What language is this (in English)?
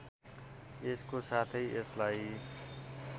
Nepali